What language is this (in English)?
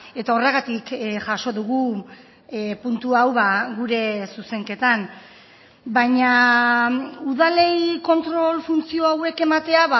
Basque